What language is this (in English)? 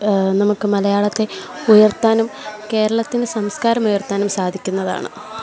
Malayalam